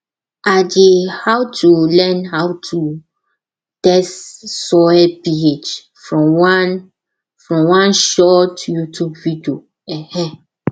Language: Nigerian Pidgin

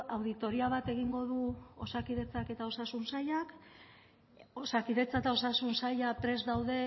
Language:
Basque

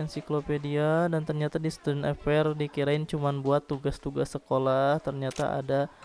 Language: Indonesian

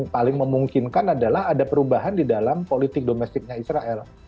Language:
Indonesian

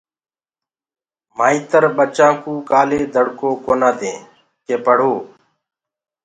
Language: Gurgula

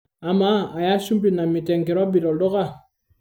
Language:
Masai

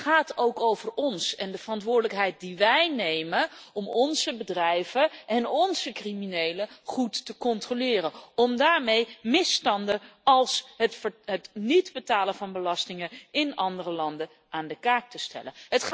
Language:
Dutch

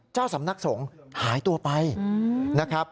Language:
Thai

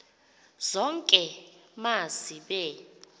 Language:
Xhosa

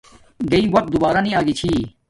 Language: Domaaki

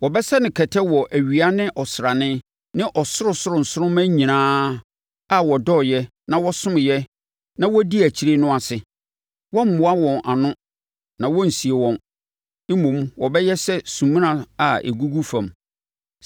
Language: Akan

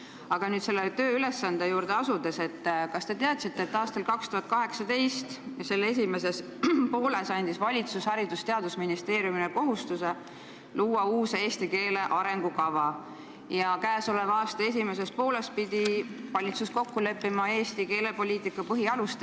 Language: Estonian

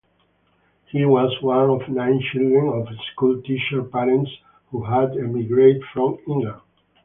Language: English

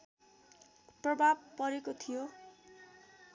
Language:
Nepali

